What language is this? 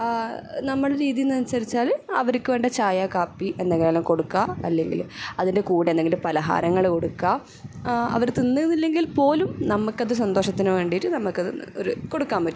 Malayalam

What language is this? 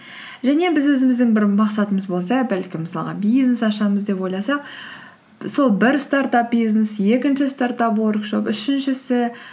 Kazakh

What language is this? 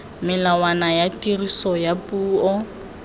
Tswana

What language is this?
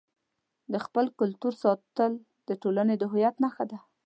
Pashto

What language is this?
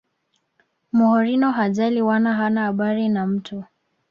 Swahili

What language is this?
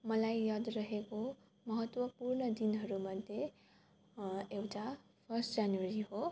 Nepali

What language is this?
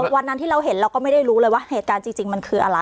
Thai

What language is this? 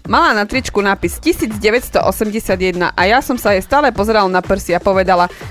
Slovak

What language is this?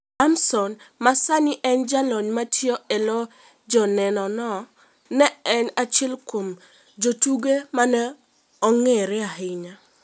Luo (Kenya and Tanzania)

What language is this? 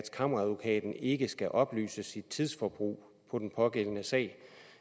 Danish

